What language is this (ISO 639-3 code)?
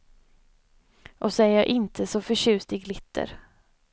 swe